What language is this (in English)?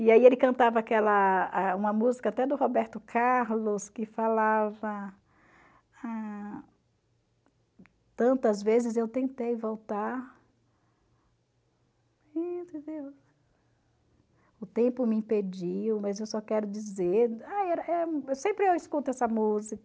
Portuguese